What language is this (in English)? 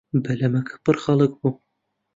Central Kurdish